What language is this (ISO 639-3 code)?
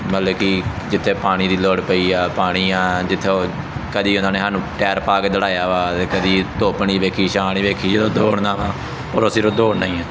pan